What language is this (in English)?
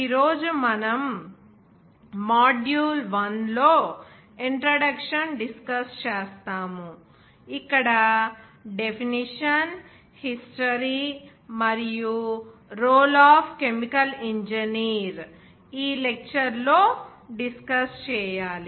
Telugu